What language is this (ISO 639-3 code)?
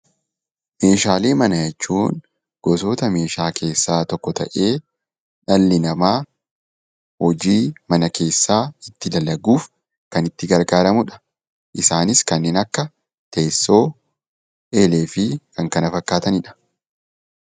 orm